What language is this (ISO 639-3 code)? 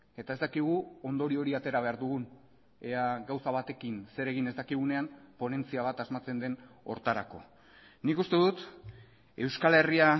eus